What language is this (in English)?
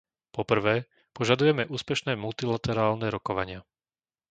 Slovak